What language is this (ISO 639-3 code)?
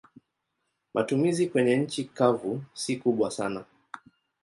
swa